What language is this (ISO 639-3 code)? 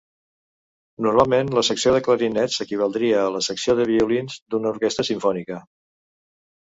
cat